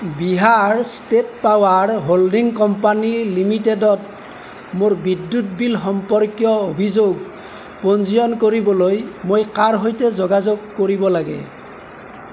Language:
Assamese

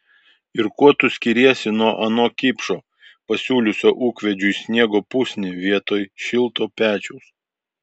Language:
Lithuanian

